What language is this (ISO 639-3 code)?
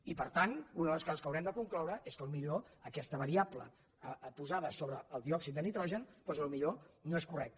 cat